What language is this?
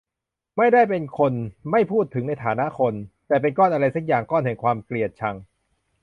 Thai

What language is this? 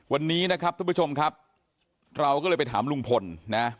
Thai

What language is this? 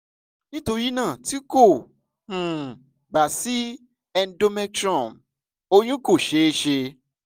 Yoruba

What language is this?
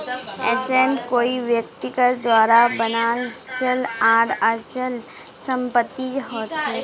Magahi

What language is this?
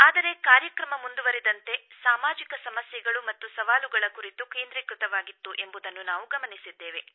Kannada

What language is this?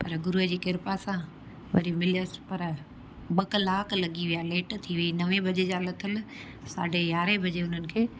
Sindhi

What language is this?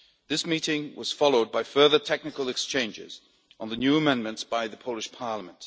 English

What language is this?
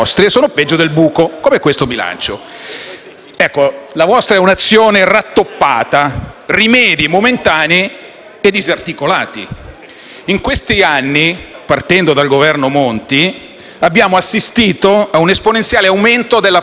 Italian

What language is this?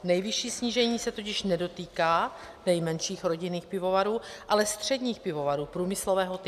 Czech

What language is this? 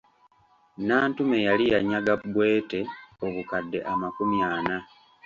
Ganda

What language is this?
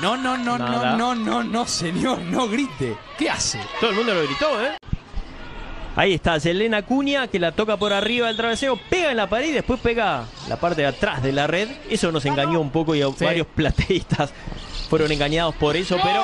Spanish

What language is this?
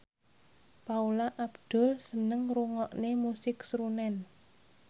Javanese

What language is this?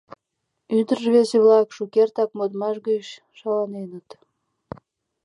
Mari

